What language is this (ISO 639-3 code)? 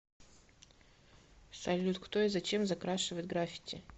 rus